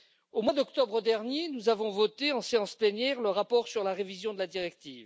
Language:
French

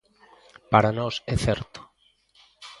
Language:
Galician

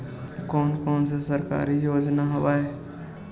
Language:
Chhattisgarhi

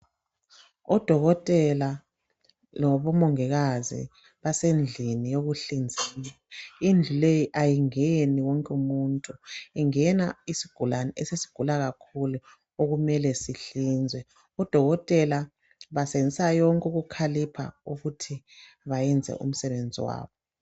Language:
North Ndebele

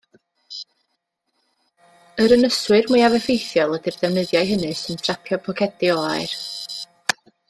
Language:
Welsh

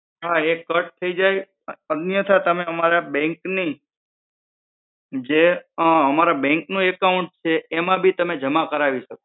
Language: Gujarati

